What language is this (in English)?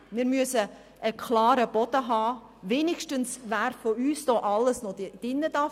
Swiss German